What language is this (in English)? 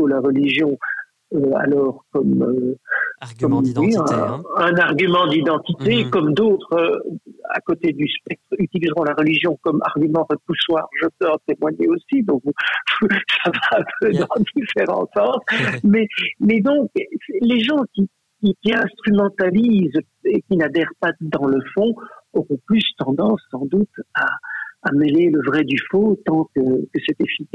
French